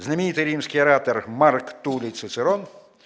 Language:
Russian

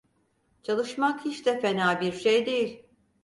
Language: Turkish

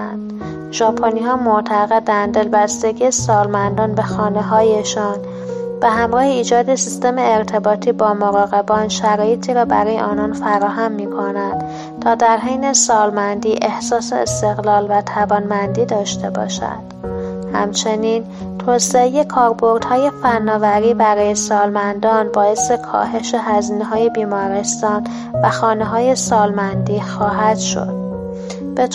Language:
Persian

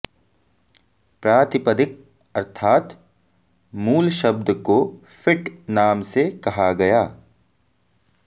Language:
Sanskrit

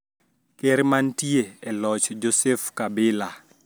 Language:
Luo (Kenya and Tanzania)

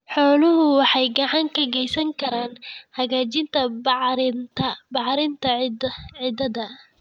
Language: Somali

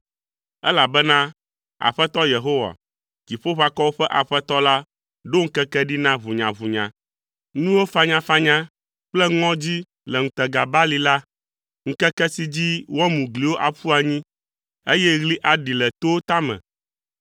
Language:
Ewe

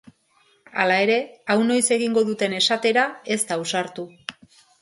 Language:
Basque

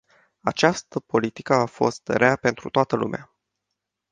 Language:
Romanian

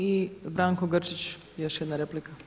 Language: Croatian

